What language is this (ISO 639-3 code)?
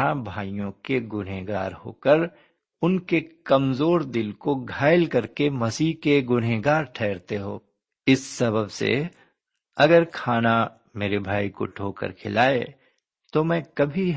urd